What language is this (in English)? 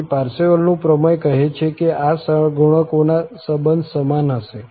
Gujarati